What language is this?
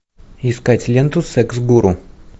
Russian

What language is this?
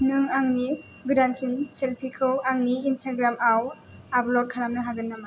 Bodo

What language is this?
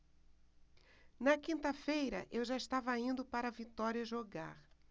Portuguese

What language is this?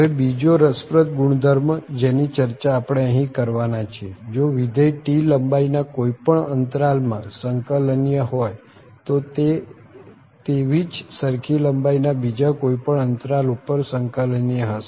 Gujarati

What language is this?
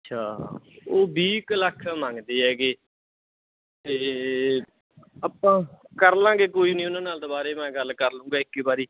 Punjabi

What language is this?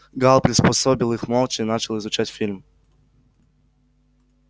Russian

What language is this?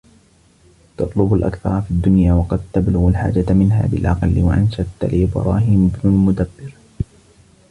Arabic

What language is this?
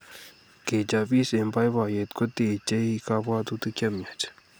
Kalenjin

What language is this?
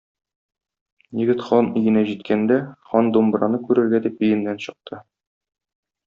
Tatar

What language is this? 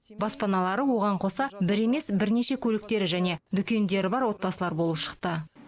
Kazakh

